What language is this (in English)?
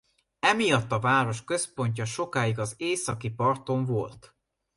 Hungarian